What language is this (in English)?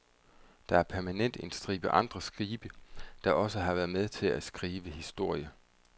Danish